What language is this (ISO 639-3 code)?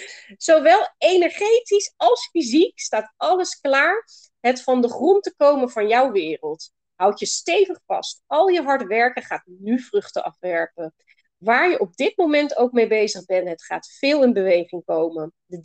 nld